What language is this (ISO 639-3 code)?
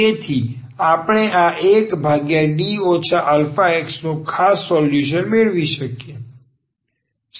guj